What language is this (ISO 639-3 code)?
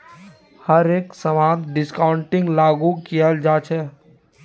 mag